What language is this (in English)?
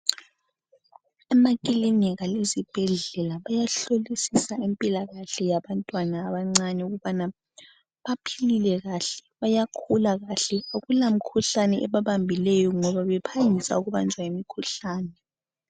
North Ndebele